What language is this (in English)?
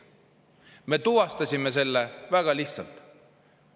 Estonian